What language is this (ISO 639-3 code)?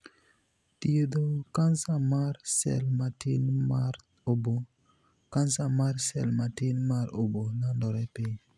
luo